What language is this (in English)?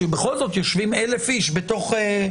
Hebrew